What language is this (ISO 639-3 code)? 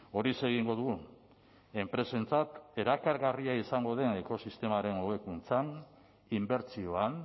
eus